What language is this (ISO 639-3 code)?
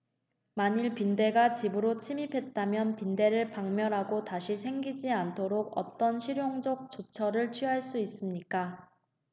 kor